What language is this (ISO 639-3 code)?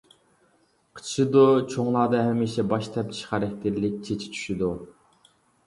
uig